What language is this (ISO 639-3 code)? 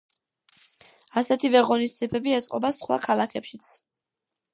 kat